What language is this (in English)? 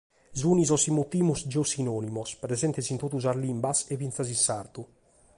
Sardinian